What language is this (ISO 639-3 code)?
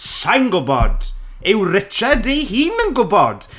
cym